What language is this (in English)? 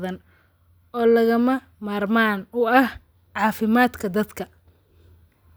Somali